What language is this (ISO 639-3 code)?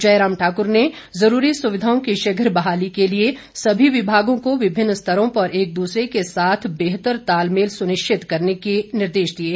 hin